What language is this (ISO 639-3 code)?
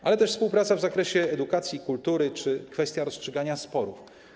pol